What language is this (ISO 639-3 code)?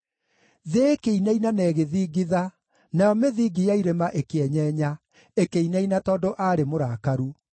kik